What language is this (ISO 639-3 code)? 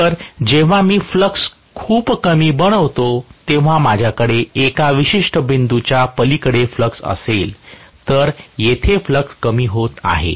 mar